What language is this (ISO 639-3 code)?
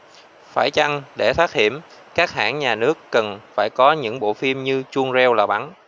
vie